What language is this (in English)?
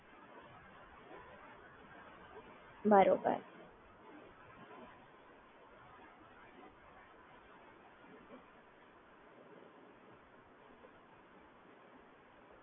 Gujarati